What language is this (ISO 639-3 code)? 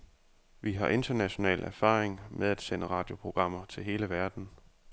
dan